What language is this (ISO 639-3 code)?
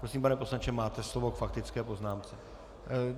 ces